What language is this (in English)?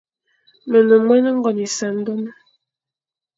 Fang